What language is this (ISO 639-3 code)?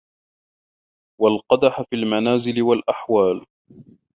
ara